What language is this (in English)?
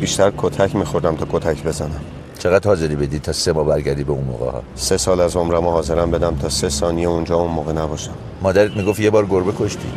Persian